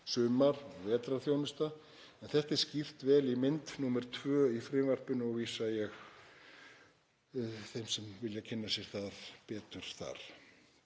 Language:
Icelandic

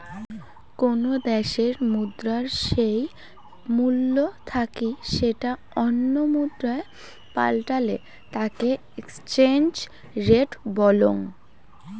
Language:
Bangla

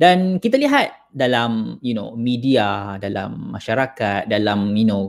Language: Malay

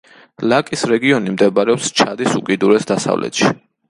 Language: Georgian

